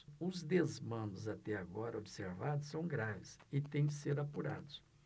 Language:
Portuguese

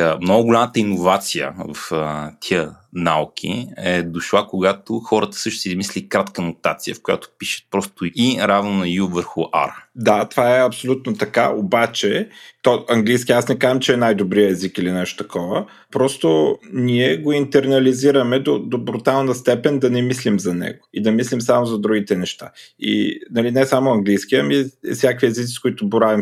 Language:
Bulgarian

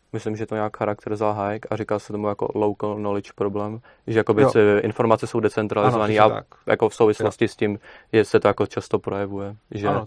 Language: Czech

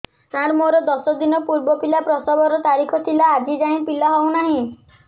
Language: Odia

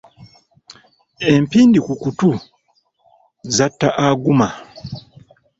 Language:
Ganda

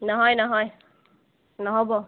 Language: Assamese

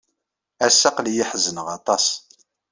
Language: Kabyle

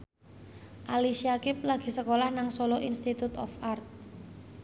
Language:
Javanese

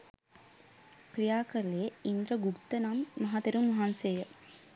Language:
Sinhala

